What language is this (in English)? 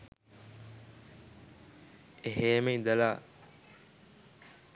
Sinhala